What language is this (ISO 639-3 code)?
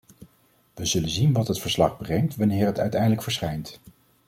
nld